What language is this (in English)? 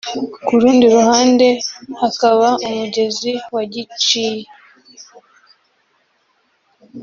Kinyarwanda